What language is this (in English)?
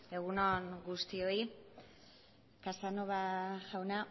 Basque